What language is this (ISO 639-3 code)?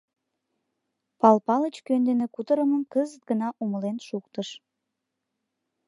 chm